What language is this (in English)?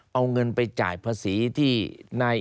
Thai